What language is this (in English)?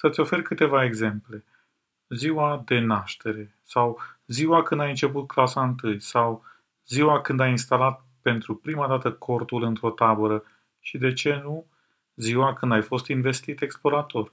Romanian